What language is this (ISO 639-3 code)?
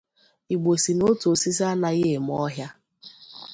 ibo